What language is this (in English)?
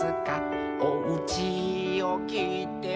Japanese